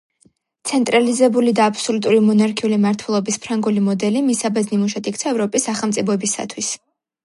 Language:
Georgian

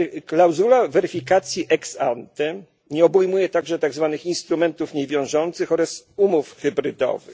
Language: Polish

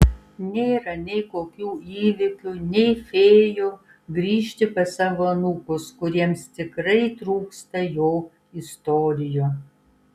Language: Lithuanian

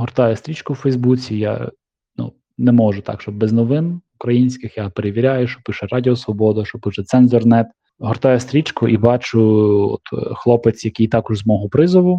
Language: Ukrainian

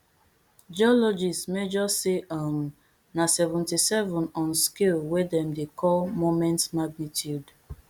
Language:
Nigerian Pidgin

